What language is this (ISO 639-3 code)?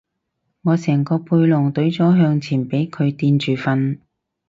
yue